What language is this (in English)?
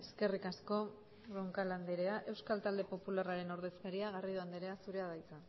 Basque